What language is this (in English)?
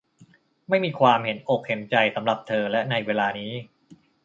Thai